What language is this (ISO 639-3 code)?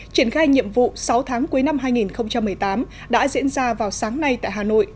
vie